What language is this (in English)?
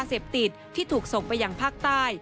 Thai